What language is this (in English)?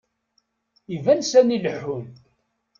Kabyle